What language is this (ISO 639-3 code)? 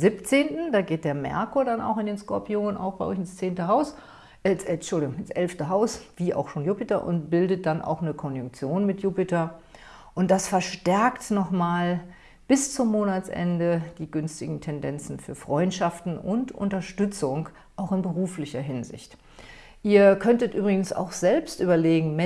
deu